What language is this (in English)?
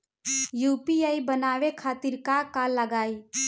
Bhojpuri